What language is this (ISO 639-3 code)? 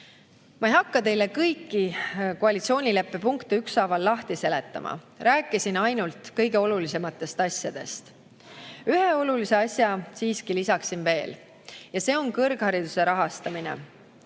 est